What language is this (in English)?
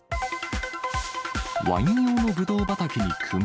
Japanese